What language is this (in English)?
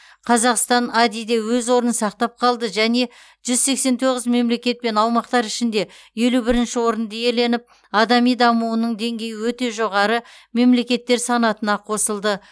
Kazakh